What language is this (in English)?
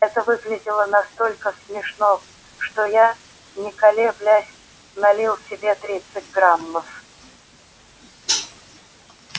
Russian